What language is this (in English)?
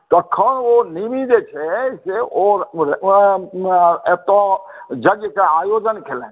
Maithili